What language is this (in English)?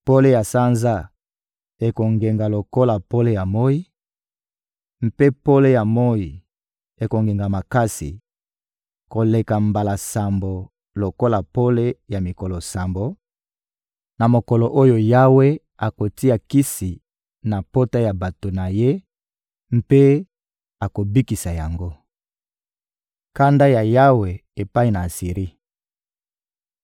Lingala